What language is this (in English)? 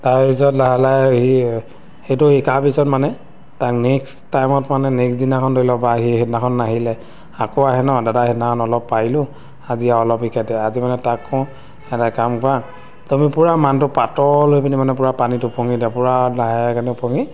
Assamese